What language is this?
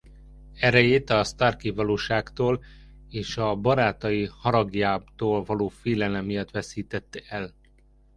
Hungarian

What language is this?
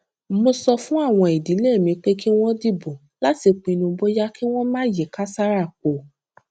Yoruba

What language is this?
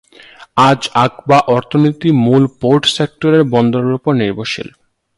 Bangla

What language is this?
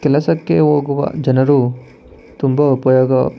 Kannada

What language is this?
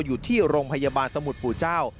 Thai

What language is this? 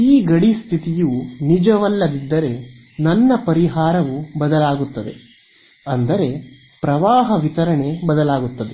Kannada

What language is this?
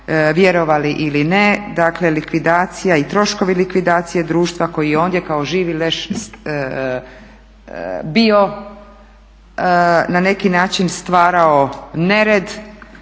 Croatian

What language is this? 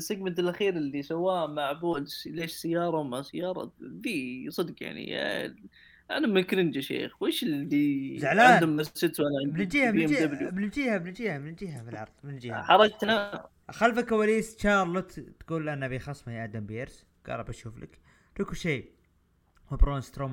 Arabic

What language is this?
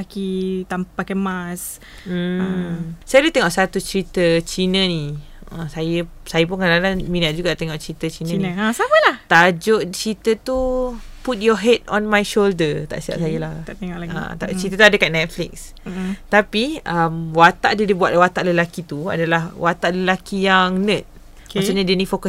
Malay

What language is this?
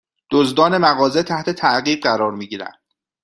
Persian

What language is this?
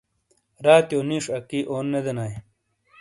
Shina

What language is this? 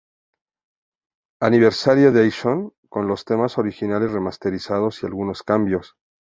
Spanish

